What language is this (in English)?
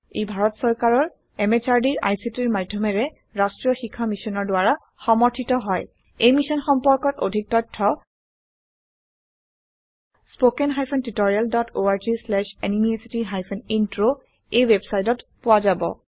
Assamese